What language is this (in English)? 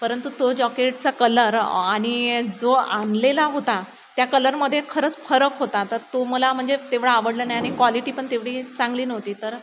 Marathi